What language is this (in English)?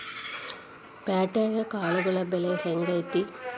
Kannada